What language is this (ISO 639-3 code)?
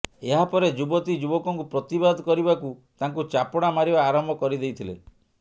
ori